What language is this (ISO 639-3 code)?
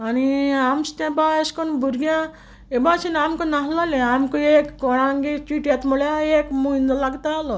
kok